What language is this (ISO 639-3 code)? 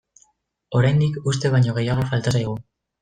eus